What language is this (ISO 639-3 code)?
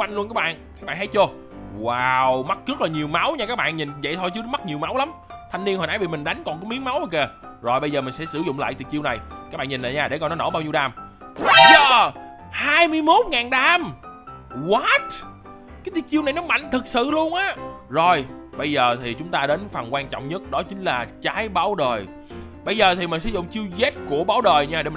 vie